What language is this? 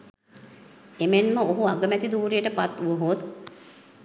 Sinhala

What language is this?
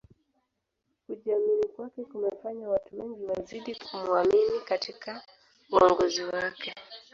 Swahili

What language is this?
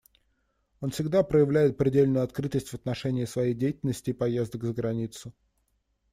Russian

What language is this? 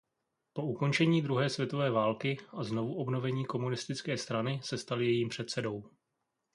Czech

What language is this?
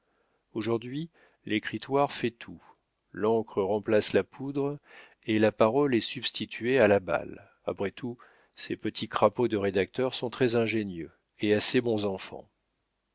French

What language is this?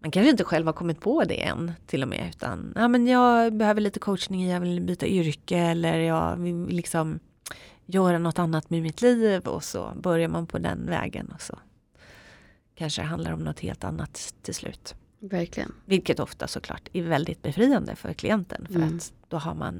Swedish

